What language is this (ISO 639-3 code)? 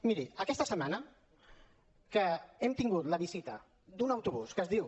cat